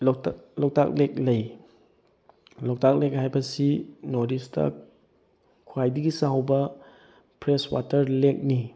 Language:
Manipuri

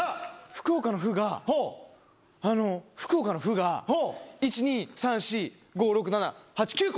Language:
Japanese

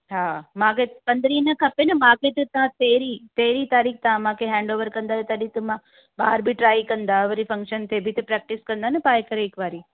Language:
Sindhi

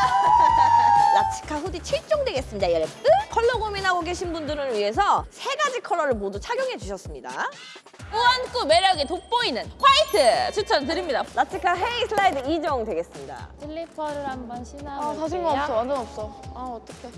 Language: Korean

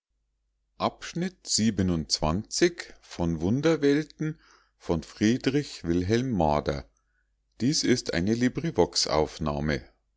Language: German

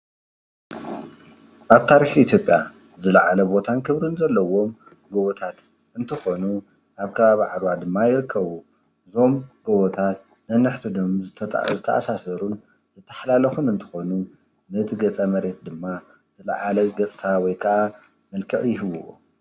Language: Tigrinya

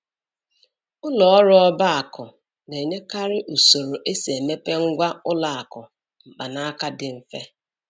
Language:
Igbo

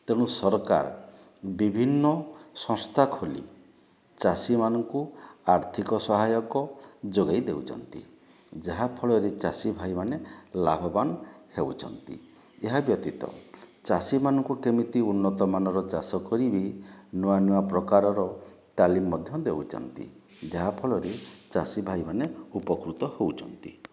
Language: Odia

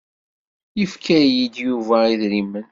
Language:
Kabyle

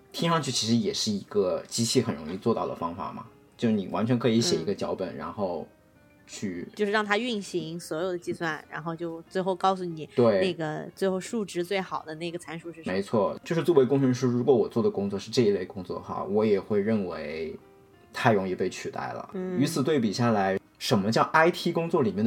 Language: Chinese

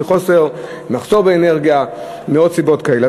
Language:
Hebrew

